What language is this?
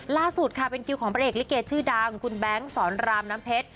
Thai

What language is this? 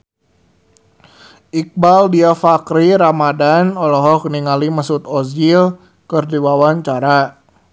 Sundanese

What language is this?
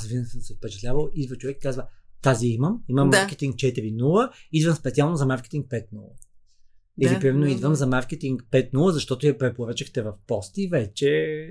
Bulgarian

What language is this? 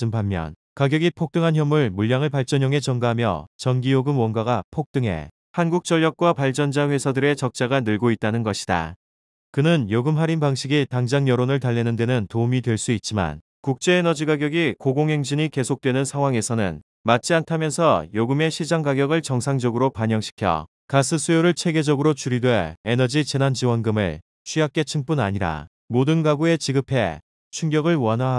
Korean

